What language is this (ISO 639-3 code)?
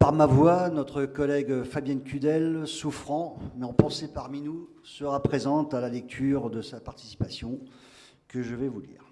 fra